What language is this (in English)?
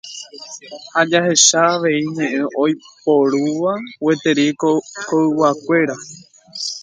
Guarani